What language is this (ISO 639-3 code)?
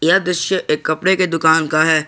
hin